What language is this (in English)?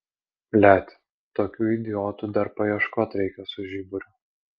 Lithuanian